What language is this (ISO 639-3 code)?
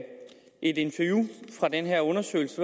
dan